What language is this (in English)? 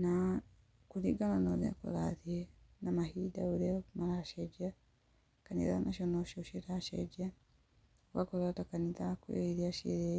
Kikuyu